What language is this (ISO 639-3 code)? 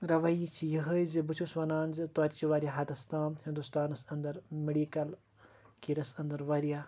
kas